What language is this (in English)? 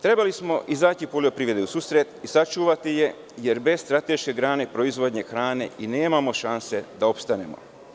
Serbian